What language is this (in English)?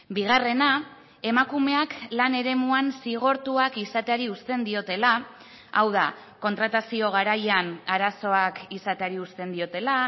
Basque